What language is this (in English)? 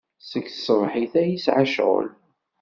Kabyle